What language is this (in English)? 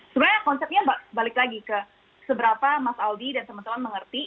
Indonesian